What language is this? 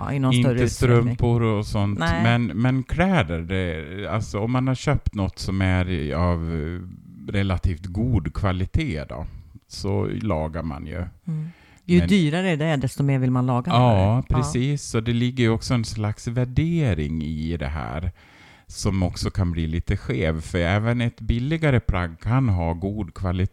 Swedish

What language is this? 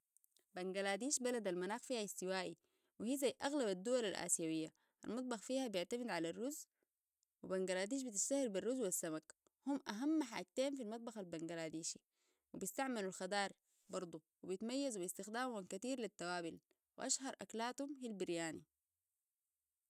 Sudanese Arabic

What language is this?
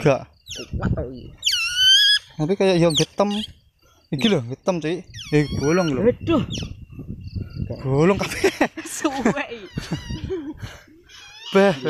Indonesian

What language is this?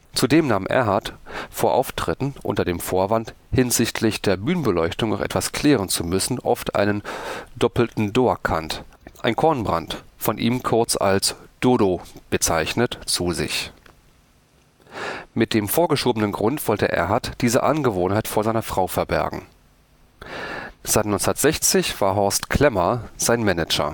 German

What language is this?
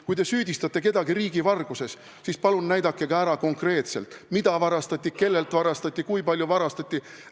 Estonian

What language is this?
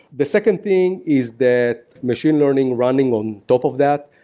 English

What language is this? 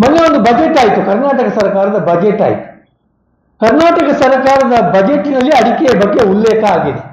Kannada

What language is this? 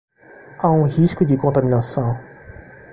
Portuguese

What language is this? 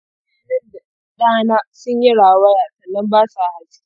Hausa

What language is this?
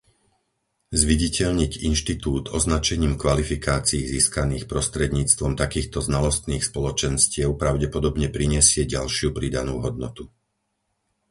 Slovak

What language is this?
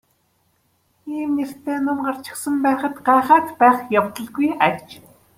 Mongolian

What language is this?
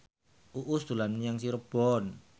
Javanese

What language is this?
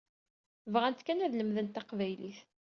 Kabyle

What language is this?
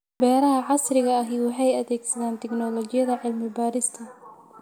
Somali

